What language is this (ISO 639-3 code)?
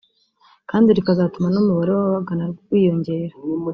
kin